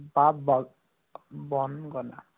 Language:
Assamese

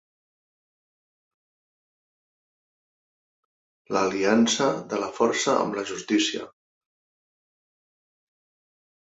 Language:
Catalan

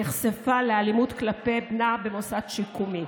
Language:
Hebrew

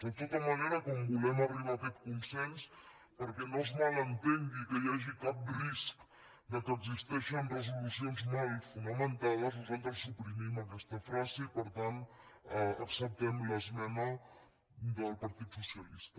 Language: Catalan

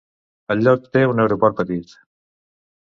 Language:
Catalan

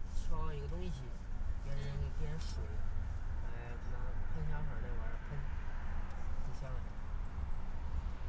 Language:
Chinese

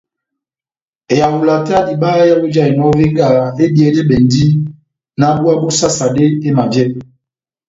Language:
Batanga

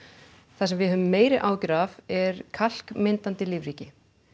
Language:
Icelandic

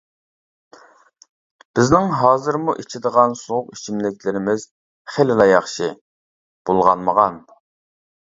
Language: Uyghur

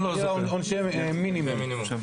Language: Hebrew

